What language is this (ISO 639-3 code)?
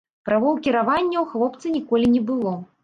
bel